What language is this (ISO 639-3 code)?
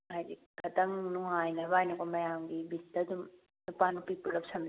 mni